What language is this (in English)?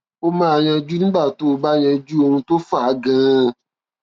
Yoruba